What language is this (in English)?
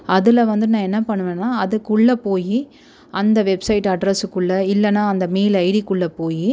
Tamil